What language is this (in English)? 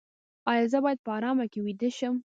Pashto